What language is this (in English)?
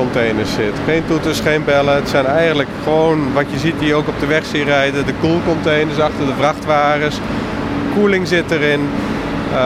Dutch